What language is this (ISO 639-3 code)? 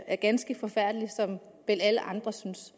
dan